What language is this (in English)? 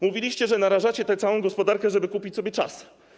Polish